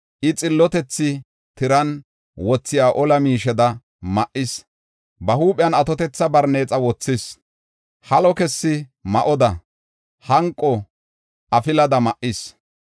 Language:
Gofa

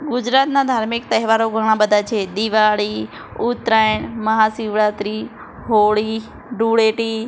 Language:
Gujarati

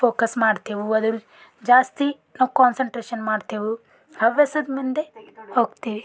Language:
Kannada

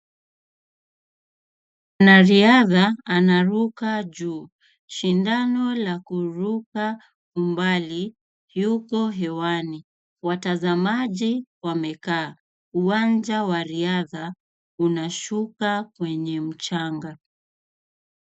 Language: Swahili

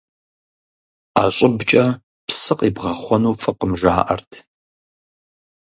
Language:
Kabardian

